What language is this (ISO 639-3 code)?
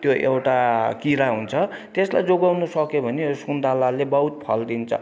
nep